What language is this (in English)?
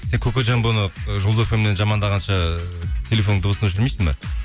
Kazakh